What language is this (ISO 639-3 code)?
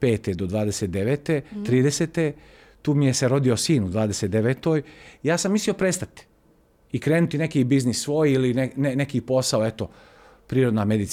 hrv